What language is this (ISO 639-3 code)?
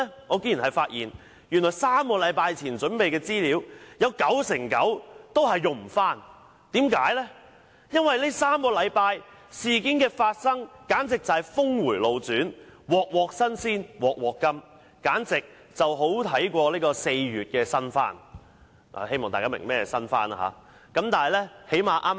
yue